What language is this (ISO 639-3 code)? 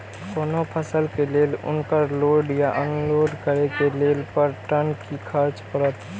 mai